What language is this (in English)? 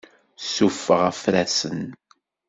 Kabyle